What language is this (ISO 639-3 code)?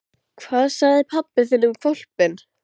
isl